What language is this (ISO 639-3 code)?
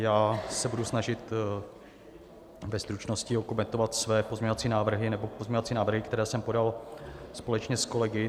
ces